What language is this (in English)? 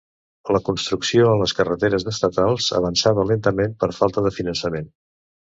Catalan